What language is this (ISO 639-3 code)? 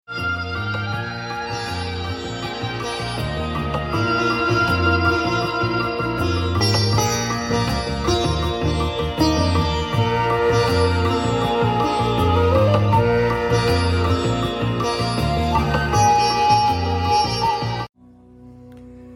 urd